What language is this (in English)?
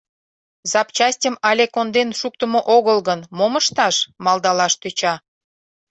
Mari